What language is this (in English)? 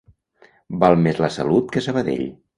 Catalan